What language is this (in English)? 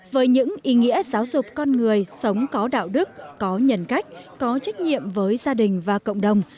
Vietnamese